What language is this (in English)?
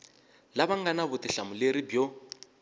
Tsonga